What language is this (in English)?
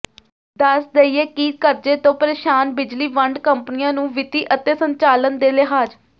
Punjabi